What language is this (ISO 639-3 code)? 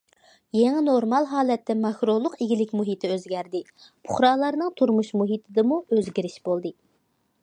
uig